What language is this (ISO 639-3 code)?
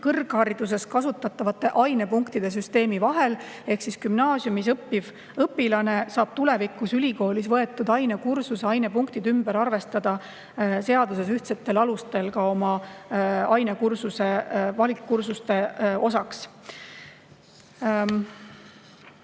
est